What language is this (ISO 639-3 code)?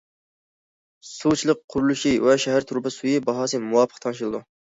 uig